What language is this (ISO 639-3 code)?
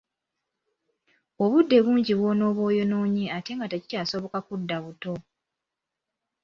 lug